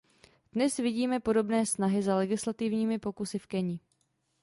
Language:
Czech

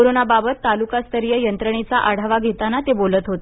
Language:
Marathi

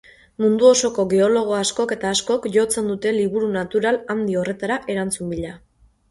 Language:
Basque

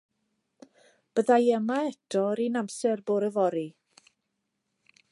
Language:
Welsh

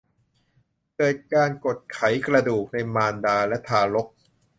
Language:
Thai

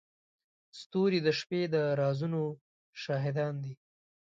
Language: Pashto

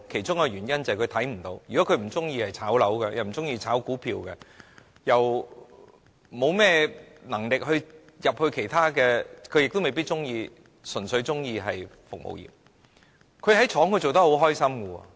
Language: Cantonese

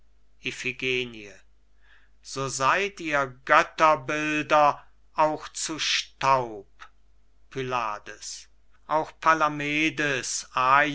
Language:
German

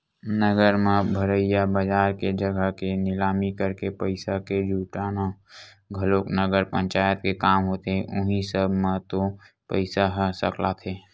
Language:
Chhattisgarhi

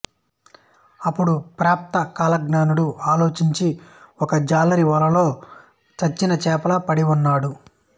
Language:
Telugu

